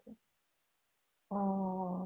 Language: Assamese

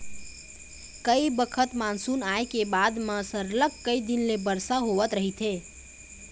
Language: Chhattisgarhi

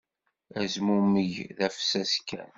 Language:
Kabyle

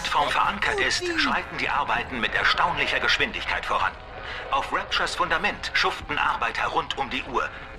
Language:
German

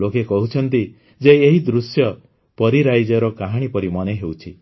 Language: Odia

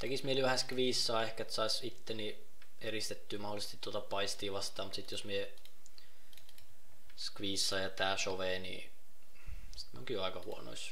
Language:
Finnish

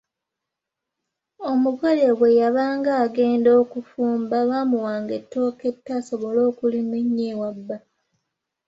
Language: Ganda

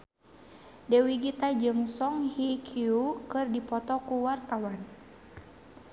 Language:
Sundanese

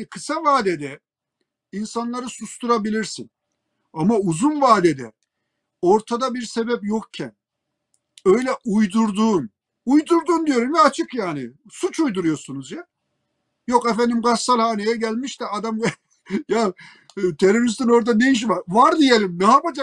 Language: Turkish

